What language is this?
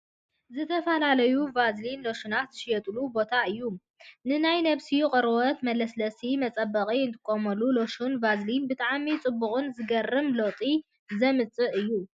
Tigrinya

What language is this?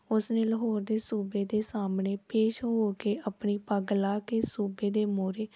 Punjabi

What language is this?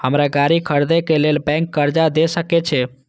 Maithili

